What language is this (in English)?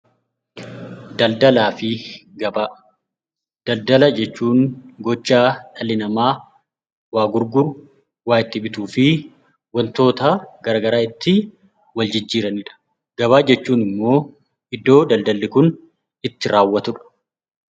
Oromo